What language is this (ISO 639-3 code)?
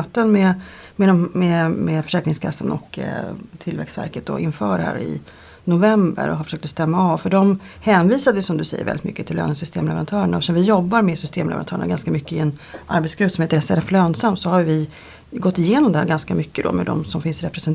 swe